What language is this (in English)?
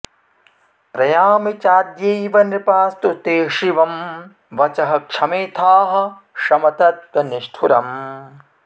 Sanskrit